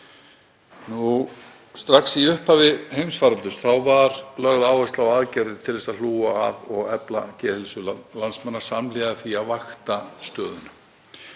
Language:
Icelandic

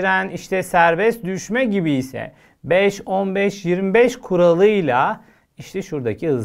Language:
Turkish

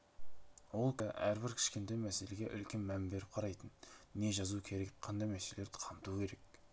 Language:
Kazakh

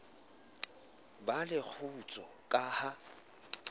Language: Southern Sotho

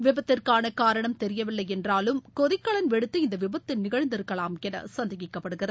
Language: Tamil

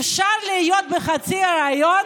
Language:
Hebrew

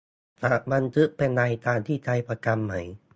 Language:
Thai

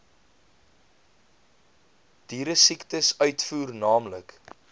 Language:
Afrikaans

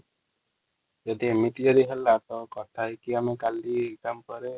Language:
Odia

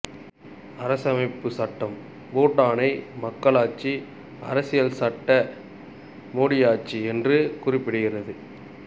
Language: Tamil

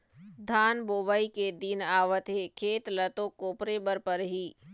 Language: Chhattisgarhi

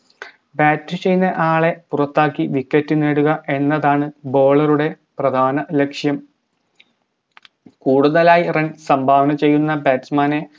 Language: Malayalam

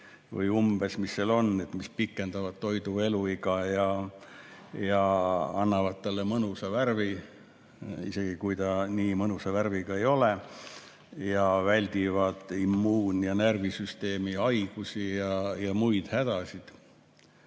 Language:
Estonian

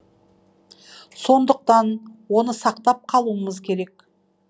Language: Kazakh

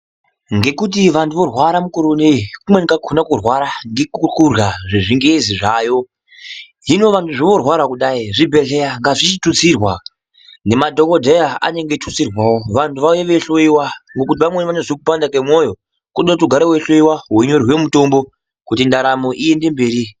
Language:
Ndau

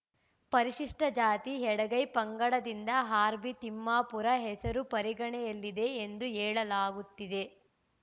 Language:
Kannada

